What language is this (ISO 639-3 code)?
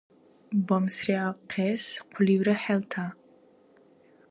dar